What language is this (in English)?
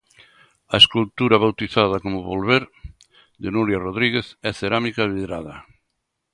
Galician